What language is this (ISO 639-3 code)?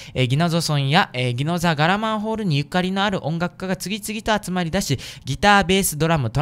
jpn